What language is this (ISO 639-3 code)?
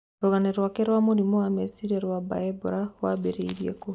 kik